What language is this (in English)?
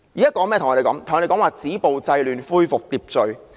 Cantonese